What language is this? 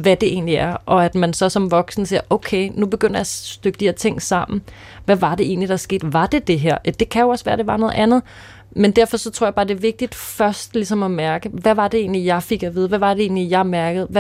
Danish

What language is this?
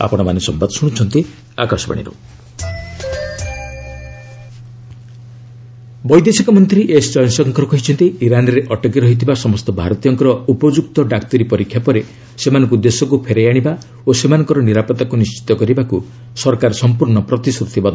Odia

